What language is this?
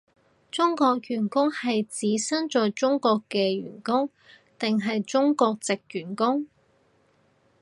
Cantonese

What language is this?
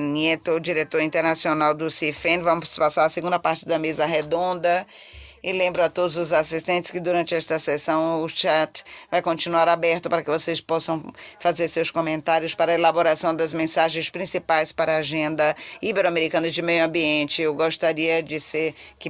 Portuguese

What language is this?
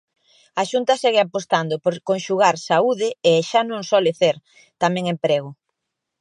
Galician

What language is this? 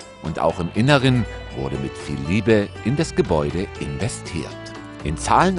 German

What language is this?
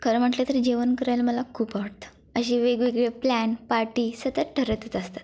Marathi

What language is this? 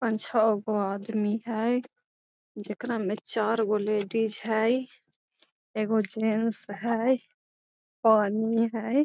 Magahi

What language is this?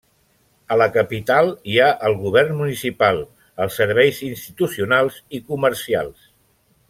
Catalan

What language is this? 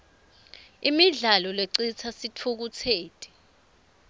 Swati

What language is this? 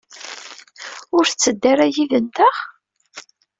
Kabyle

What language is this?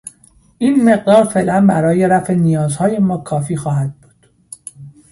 Persian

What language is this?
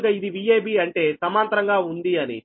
Telugu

